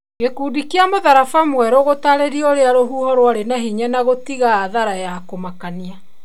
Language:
Kikuyu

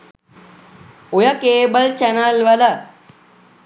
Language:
Sinhala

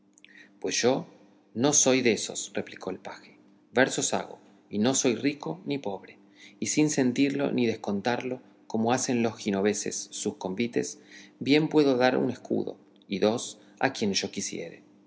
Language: Spanish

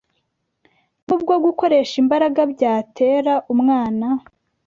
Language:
Kinyarwanda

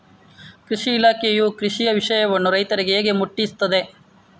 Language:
Kannada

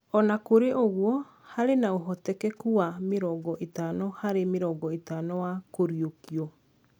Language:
Kikuyu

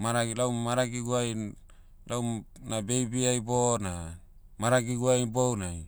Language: Motu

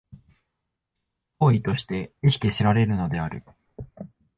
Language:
Japanese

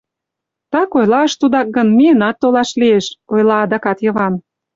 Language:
Mari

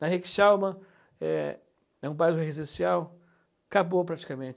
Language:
Portuguese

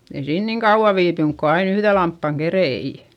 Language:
Finnish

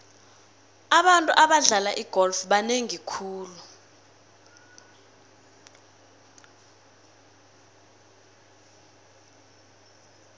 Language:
South Ndebele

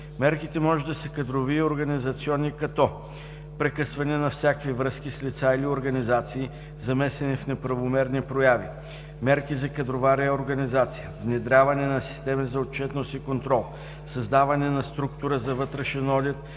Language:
Bulgarian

